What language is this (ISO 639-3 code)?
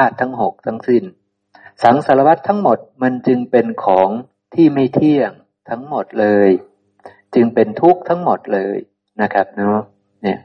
tha